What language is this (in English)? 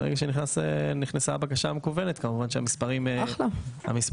Hebrew